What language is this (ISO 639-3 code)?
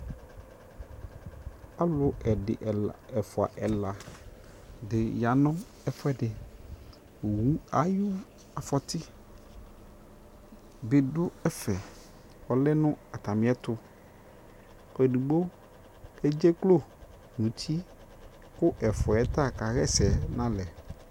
kpo